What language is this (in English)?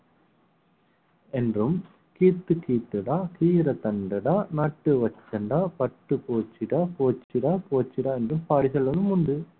Tamil